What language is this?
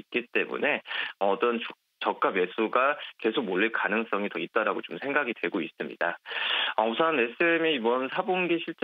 Korean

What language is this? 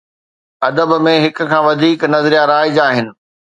Sindhi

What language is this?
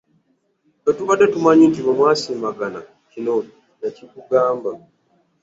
Ganda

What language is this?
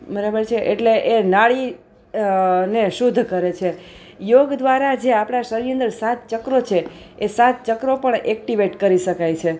Gujarati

